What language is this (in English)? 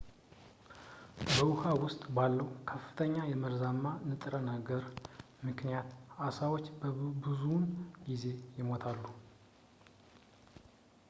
Amharic